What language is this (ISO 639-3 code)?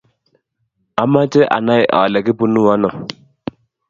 kln